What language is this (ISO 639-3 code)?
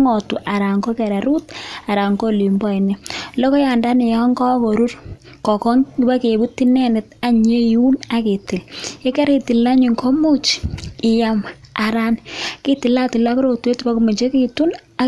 kln